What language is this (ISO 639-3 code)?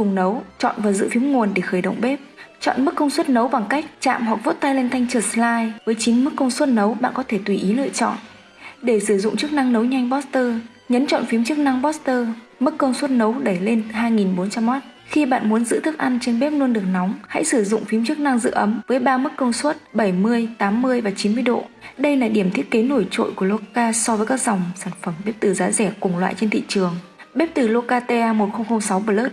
vie